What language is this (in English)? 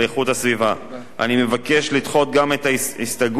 Hebrew